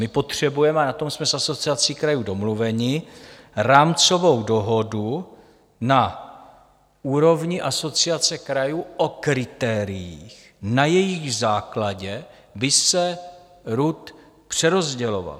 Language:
Czech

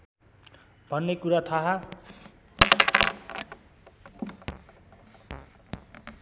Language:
Nepali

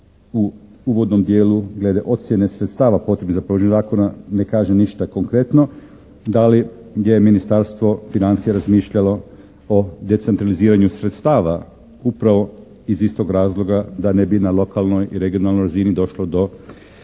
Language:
Croatian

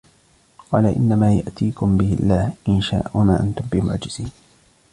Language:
Arabic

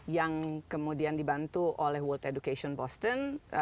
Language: Indonesian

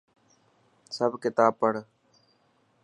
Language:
Dhatki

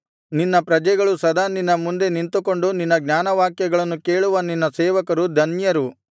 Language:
Kannada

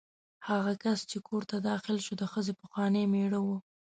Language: Pashto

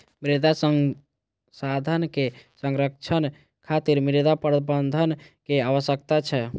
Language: Maithili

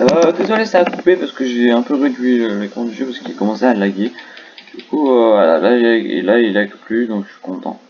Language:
French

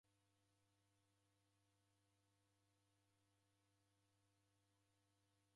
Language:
Taita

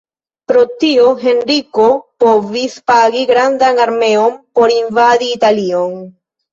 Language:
Esperanto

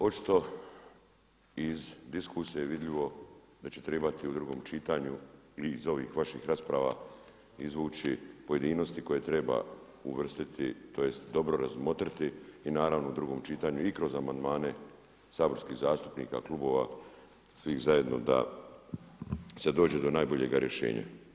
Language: Croatian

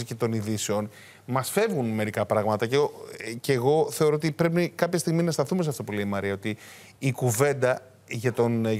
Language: Greek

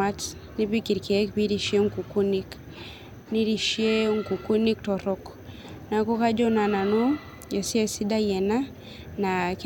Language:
Masai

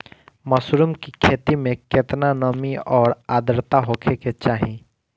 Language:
Bhojpuri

